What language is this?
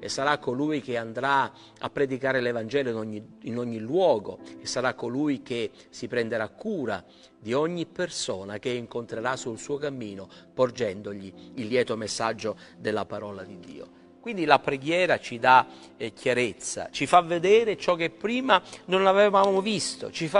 Italian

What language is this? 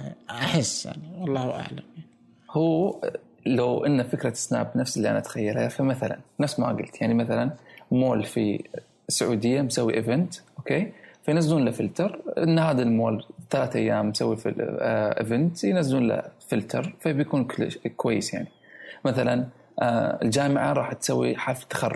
Arabic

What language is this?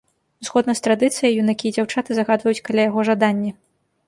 Belarusian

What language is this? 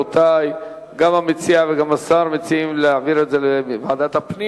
Hebrew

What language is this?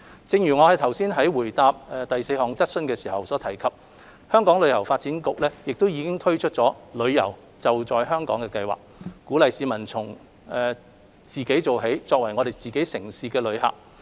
Cantonese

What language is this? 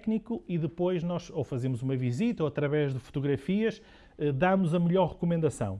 Portuguese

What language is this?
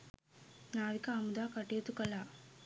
Sinhala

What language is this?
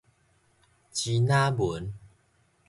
Min Nan Chinese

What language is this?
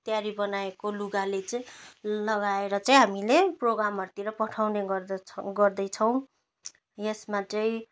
Nepali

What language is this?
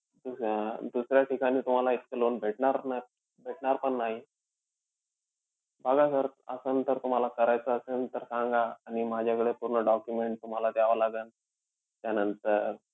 Marathi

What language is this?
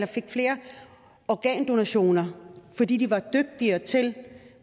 Danish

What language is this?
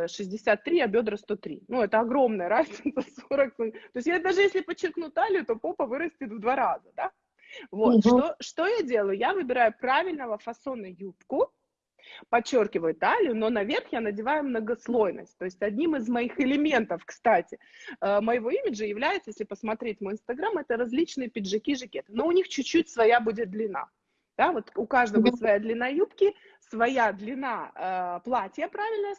Russian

